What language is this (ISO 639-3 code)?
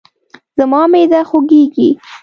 pus